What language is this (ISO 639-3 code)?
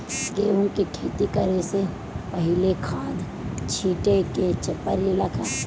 bho